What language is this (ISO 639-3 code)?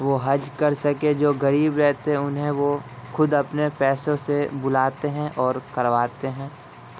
urd